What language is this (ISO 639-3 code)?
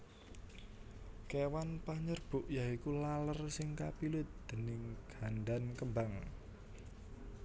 jav